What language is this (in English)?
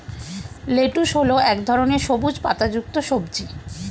Bangla